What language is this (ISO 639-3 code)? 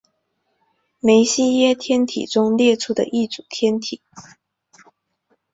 zho